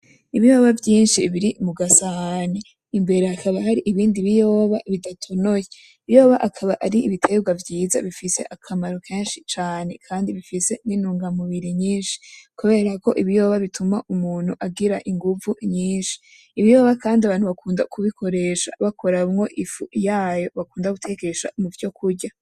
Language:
Rundi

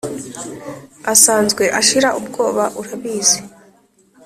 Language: Kinyarwanda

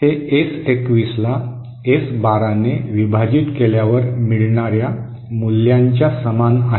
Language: Marathi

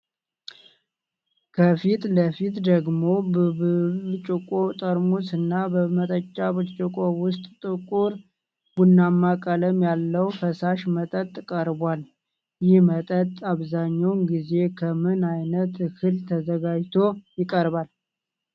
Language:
Amharic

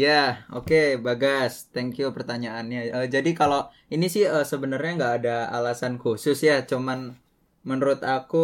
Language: Indonesian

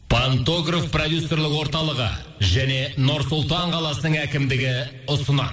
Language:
Kazakh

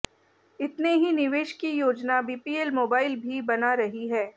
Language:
Hindi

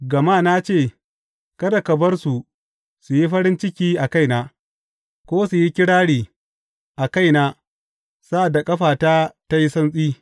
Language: Hausa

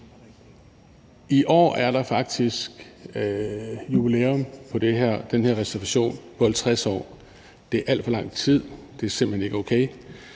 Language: Danish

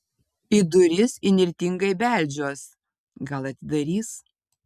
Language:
Lithuanian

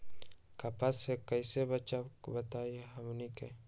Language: Magahi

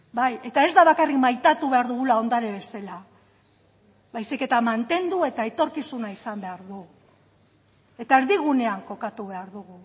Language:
Basque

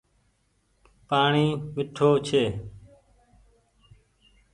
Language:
Goaria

